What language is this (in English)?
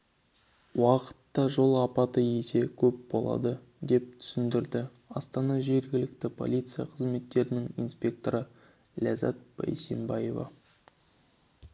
Kazakh